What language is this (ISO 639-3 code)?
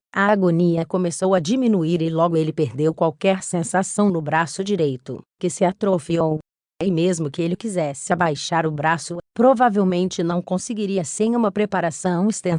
por